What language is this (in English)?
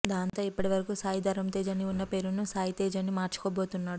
Telugu